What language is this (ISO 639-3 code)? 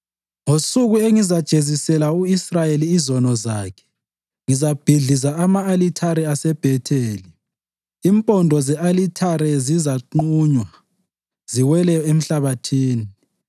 nde